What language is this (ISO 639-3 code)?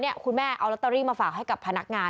tha